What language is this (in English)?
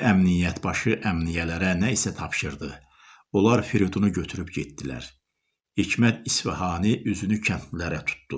Turkish